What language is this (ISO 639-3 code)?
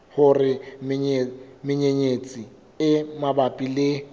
sot